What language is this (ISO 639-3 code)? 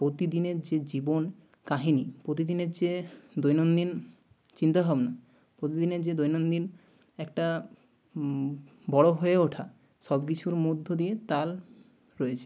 ben